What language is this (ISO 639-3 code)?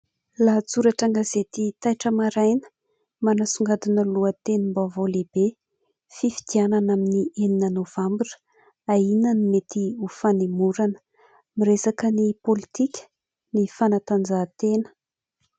mlg